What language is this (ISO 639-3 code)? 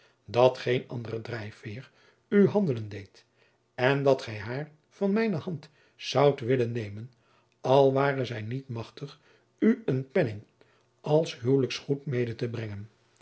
nld